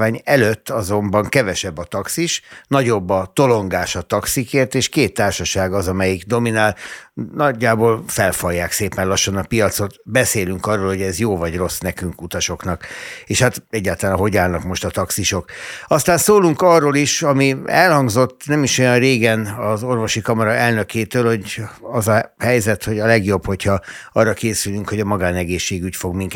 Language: Hungarian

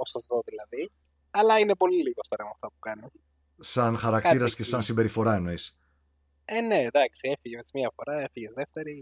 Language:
Greek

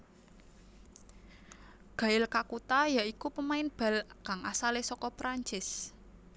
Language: Javanese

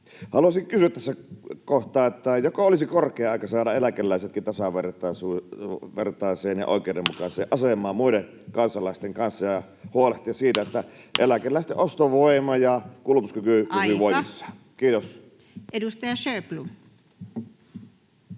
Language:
Finnish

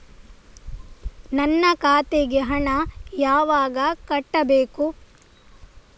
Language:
Kannada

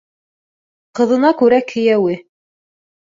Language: Bashkir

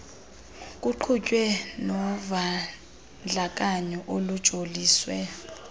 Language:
Xhosa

